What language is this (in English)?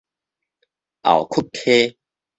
Min Nan Chinese